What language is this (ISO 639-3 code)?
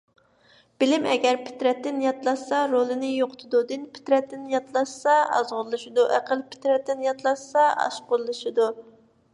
uig